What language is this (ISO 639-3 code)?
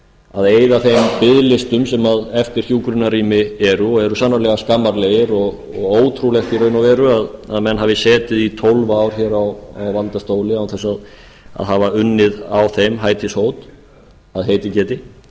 isl